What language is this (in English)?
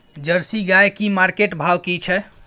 Maithili